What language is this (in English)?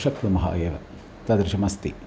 Sanskrit